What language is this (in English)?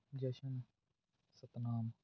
Punjabi